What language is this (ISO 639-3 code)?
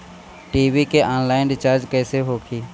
bho